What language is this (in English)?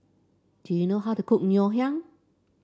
English